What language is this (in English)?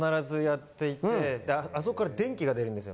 Japanese